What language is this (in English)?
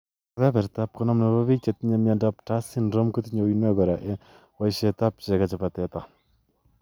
Kalenjin